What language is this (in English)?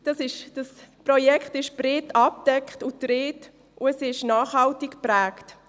Swiss German